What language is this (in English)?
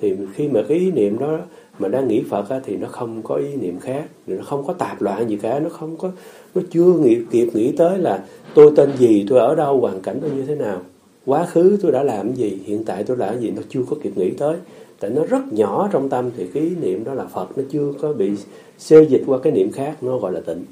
Vietnamese